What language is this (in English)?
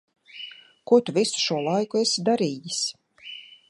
Latvian